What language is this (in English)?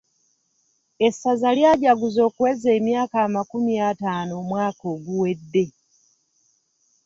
Ganda